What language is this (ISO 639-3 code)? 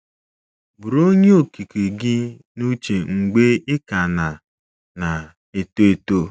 ibo